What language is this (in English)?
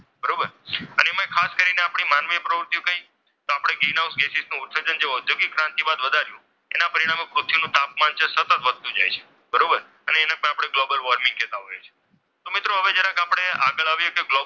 Gujarati